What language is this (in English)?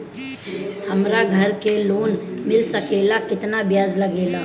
Bhojpuri